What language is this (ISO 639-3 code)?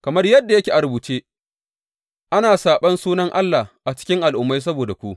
hau